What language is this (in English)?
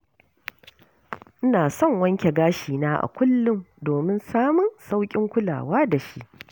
Hausa